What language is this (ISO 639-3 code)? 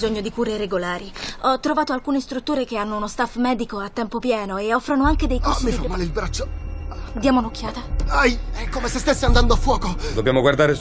ita